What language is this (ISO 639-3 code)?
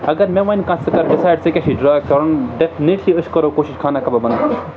kas